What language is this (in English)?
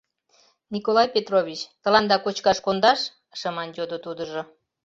Mari